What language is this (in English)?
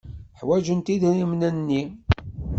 Kabyle